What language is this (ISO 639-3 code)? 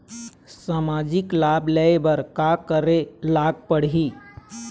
hne